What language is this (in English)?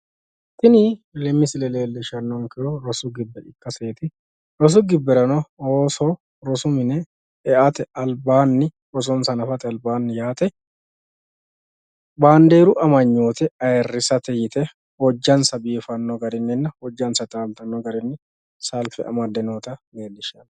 Sidamo